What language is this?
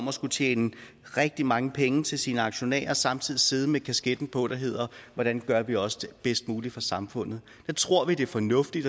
Danish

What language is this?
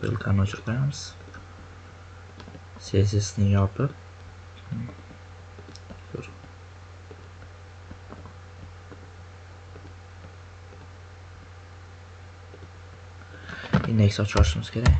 Turkish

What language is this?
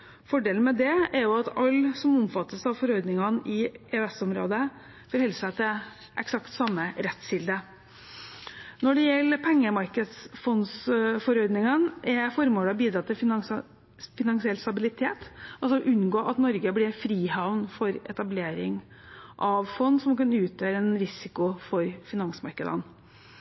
Norwegian Bokmål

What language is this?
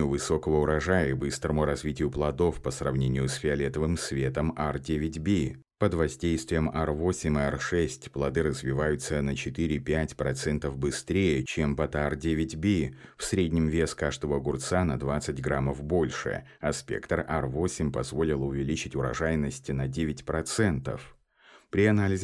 Russian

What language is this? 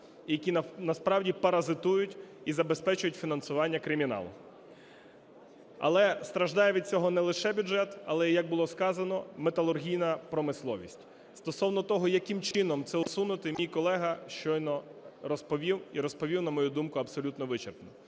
Ukrainian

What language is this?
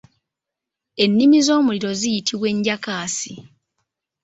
Ganda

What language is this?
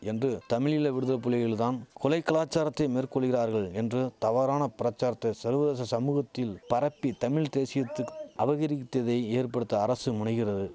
Tamil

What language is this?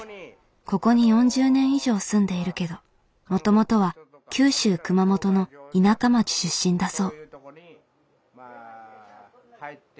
Japanese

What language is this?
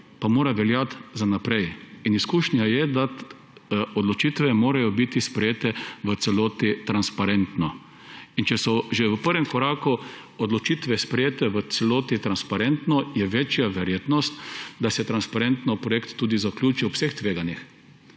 Slovenian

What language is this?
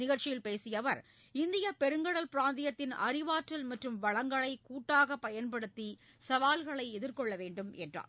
Tamil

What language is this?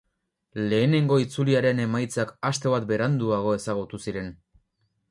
Basque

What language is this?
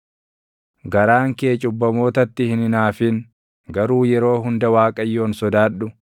Oromo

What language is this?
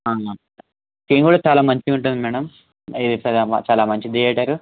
Telugu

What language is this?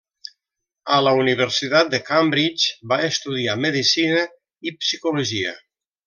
Catalan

